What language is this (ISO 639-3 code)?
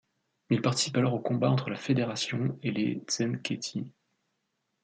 fra